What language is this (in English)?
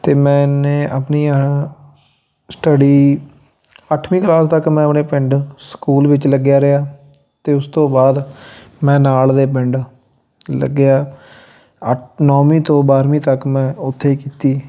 Punjabi